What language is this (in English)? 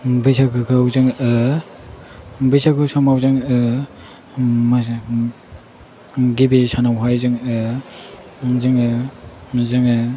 Bodo